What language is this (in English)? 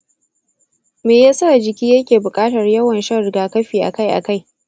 Hausa